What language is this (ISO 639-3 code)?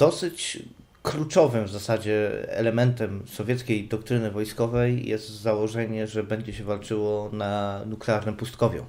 pol